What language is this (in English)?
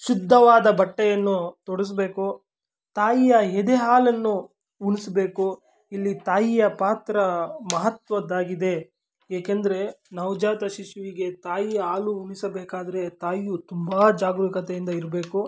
Kannada